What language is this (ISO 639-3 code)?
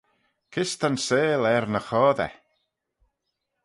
glv